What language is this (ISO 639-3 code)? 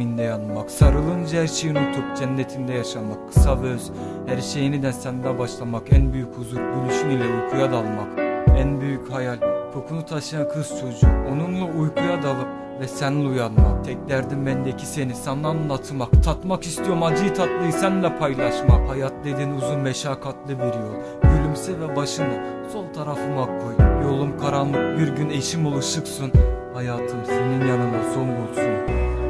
tur